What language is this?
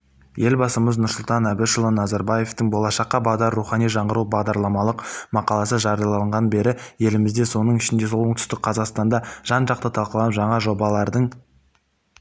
Kazakh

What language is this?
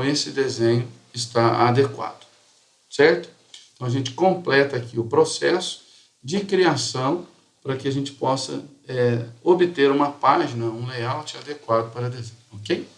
Portuguese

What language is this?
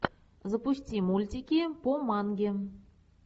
Russian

